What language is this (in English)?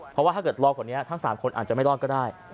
Thai